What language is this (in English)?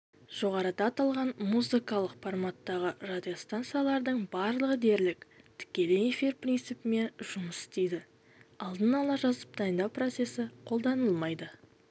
Kazakh